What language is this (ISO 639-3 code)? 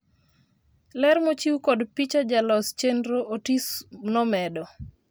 luo